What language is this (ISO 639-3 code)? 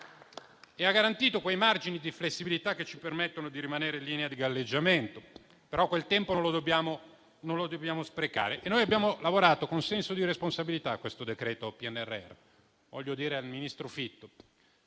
ita